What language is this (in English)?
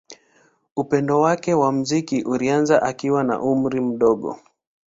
Swahili